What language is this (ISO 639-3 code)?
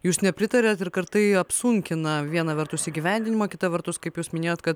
lit